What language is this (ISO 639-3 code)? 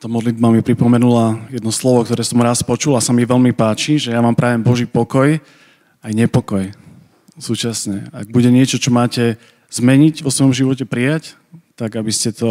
slk